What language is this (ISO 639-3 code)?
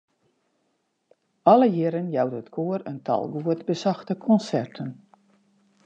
fry